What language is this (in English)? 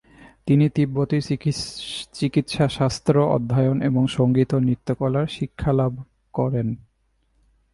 Bangla